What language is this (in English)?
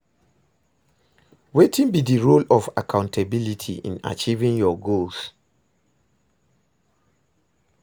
Nigerian Pidgin